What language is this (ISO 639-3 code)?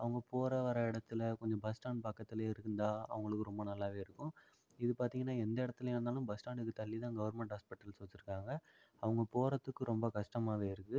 tam